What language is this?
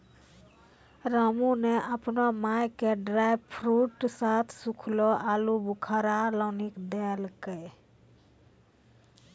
Maithili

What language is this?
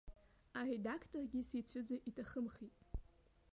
Abkhazian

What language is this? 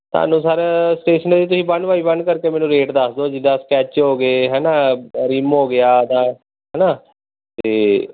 Punjabi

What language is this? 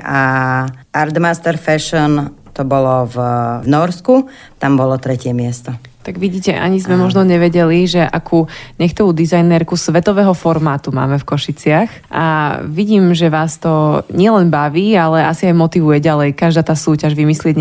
Slovak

